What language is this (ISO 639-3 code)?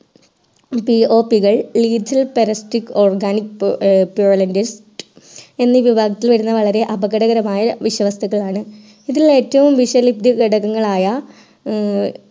mal